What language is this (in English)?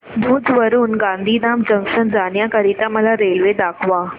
Marathi